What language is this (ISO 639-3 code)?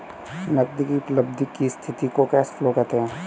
hin